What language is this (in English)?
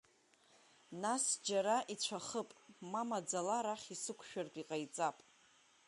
Abkhazian